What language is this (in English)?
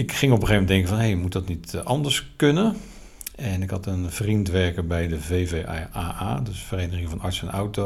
Dutch